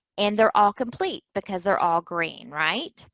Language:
English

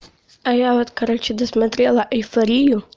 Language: Russian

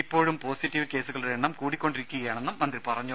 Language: Malayalam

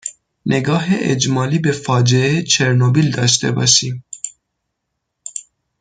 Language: Persian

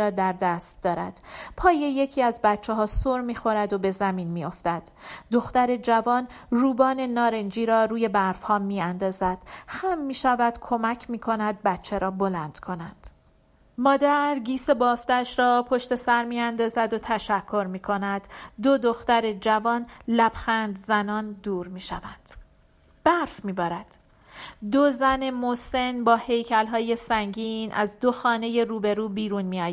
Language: Persian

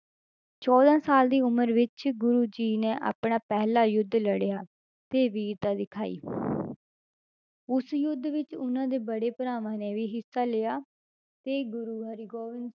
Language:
Punjabi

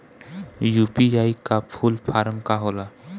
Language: Bhojpuri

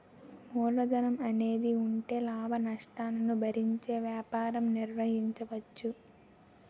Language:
Telugu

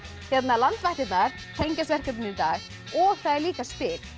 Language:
Icelandic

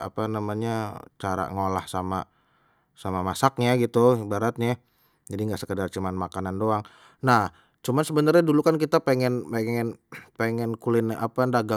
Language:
Betawi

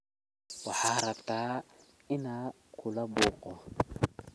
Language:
Somali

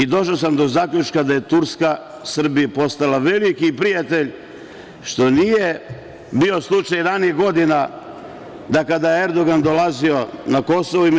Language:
Serbian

